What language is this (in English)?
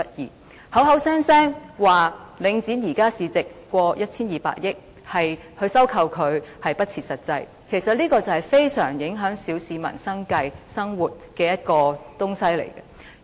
Cantonese